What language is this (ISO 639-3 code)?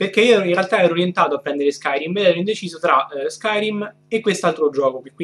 ita